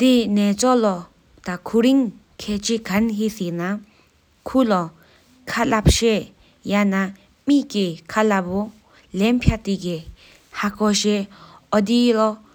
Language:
Sikkimese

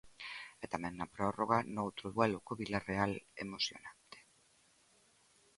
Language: Galician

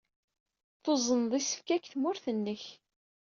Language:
Kabyle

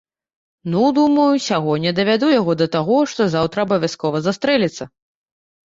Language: Belarusian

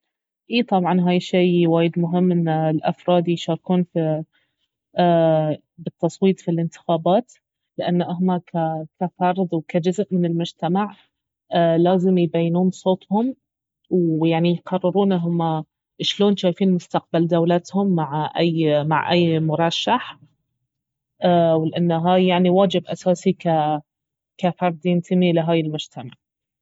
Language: Baharna Arabic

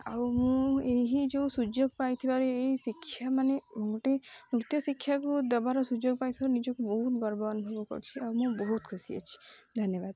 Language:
Odia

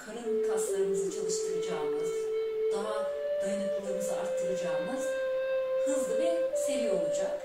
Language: Turkish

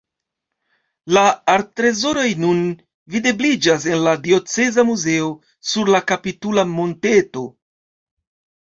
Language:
Esperanto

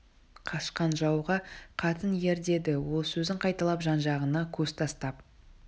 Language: Kazakh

